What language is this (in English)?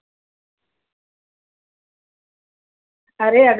Hindi